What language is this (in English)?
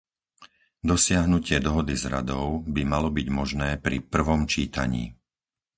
Slovak